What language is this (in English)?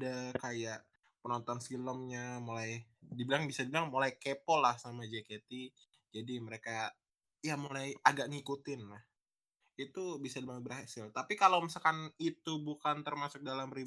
Indonesian